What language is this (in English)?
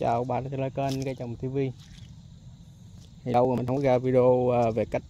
Vietnamese